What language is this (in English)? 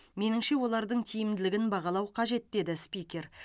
Kazakh